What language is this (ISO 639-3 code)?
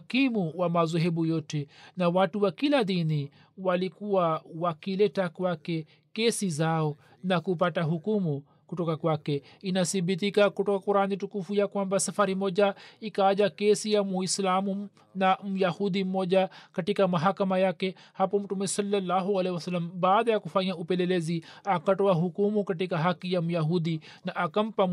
swa